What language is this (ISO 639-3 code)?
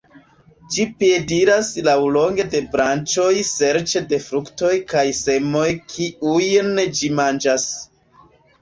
epo